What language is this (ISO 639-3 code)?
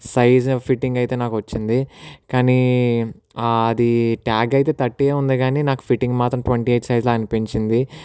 tel